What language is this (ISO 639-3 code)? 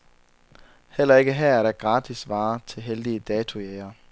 dan